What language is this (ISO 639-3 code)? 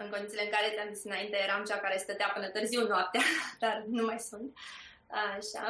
ron